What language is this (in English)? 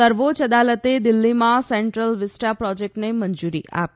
Gujarati